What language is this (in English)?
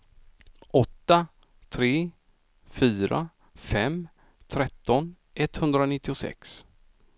Swedish